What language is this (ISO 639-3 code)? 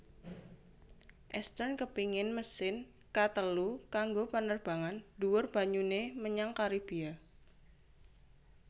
jav